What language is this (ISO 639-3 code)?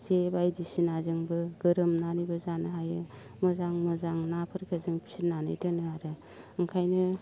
brx